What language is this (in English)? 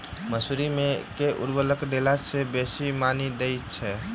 Maithili